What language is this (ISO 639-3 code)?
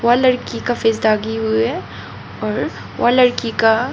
hin